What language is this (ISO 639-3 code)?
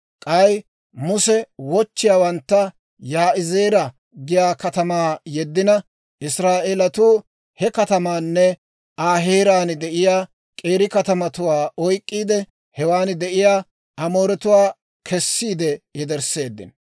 dwr